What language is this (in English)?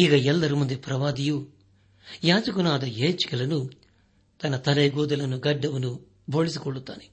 Kannada